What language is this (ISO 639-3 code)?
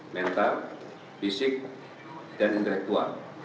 ind